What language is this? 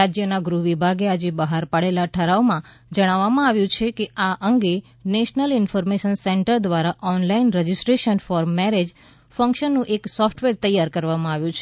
Gujarati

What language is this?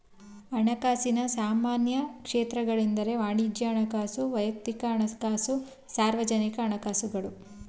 Kannada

